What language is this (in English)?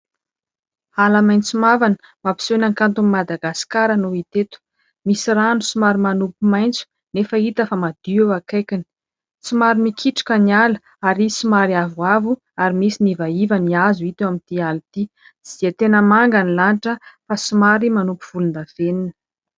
Malagasy